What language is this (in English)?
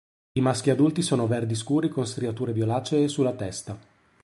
Italian